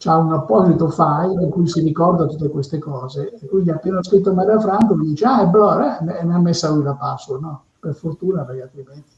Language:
Italian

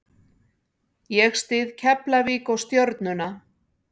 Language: Icelandic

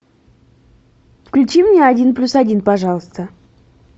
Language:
Russian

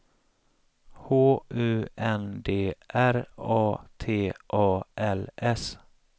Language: Swedish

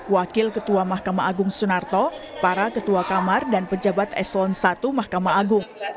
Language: Indonesian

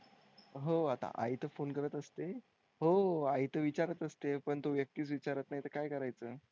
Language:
Marathi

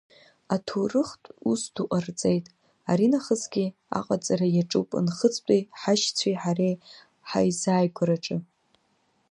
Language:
Abkhazian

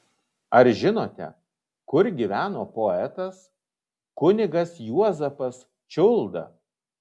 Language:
Lithuanian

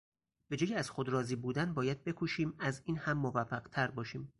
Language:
Persian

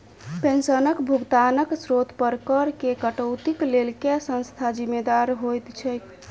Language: Maithili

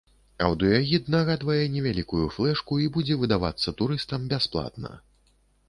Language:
Belarusian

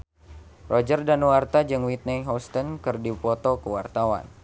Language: Sundanese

